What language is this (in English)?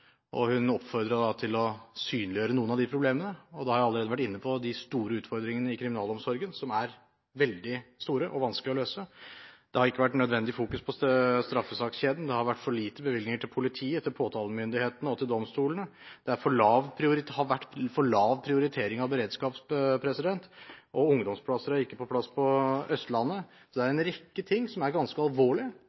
Norwegian Bokmål